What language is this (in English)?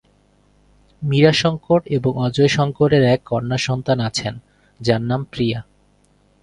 Bangla